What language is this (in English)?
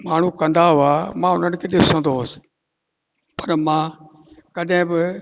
Sindhi